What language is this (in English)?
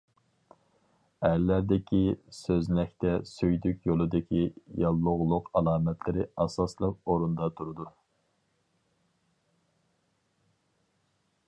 Uyghur